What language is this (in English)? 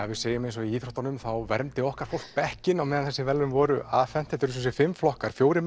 Icelandic